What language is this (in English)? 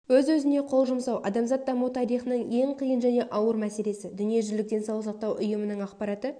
Kazakh